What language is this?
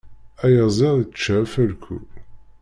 Kabyle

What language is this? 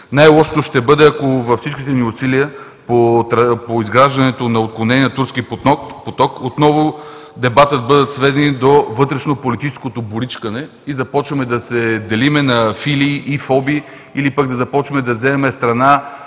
Bulgarian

